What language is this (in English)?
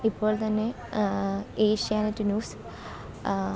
Malayalam